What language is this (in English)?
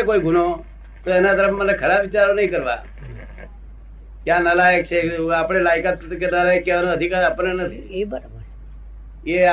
Gujarati